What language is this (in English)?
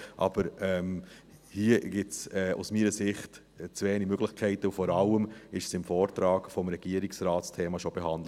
Swiss German